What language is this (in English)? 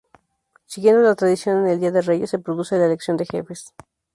Spanish